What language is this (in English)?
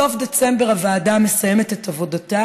Hebrew